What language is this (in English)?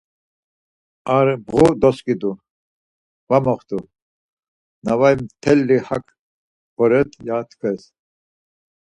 Laz